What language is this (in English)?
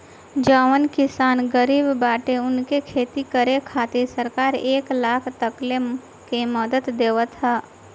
Bhojpuri